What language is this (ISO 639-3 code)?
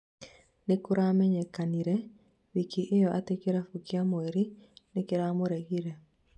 kik